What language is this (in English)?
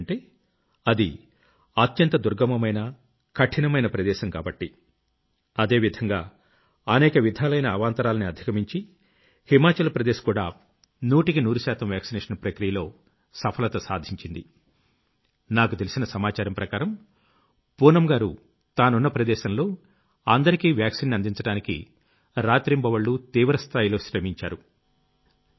Telugu